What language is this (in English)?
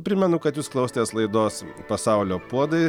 Lithuanian